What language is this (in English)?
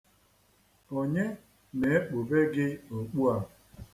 Igbo